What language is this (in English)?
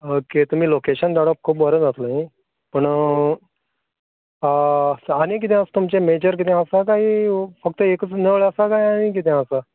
Konkani